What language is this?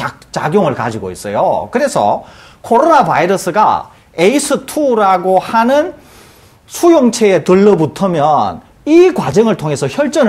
Korean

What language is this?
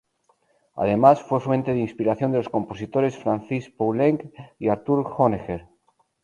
Spanish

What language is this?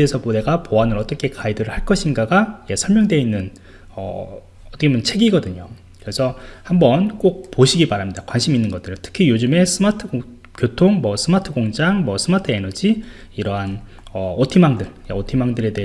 Korean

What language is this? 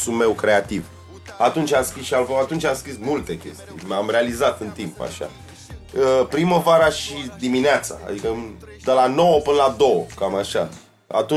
Romanian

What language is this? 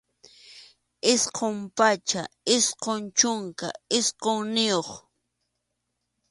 Arequipa-La Unión Quechua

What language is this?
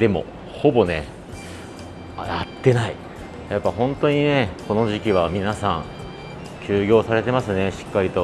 Japanese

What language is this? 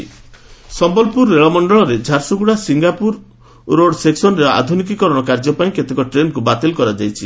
Odia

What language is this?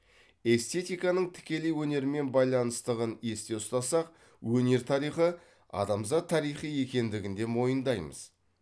Kazakh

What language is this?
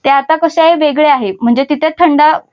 Marathi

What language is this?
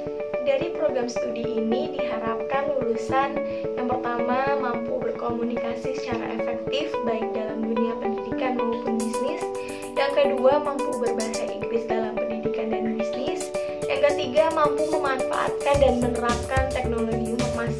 Indonesian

